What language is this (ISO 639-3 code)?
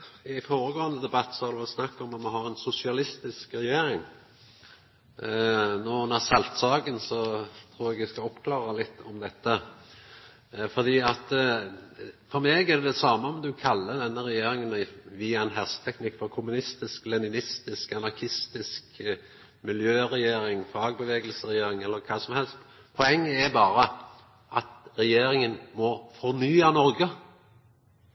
nor